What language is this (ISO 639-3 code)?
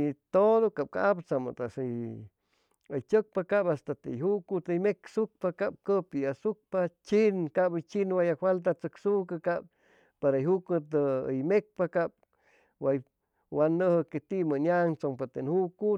zoh